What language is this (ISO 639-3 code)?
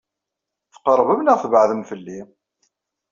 kab